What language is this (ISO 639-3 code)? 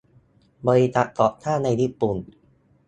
tha